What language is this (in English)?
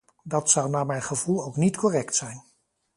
Dutch